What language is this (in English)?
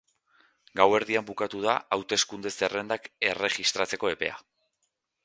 Basque